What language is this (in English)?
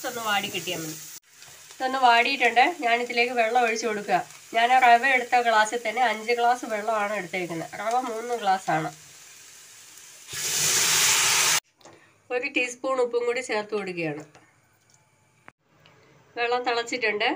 Romanian